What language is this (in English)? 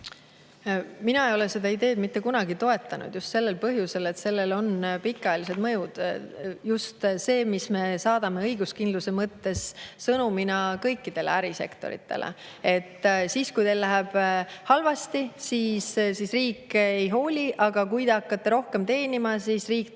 Estonian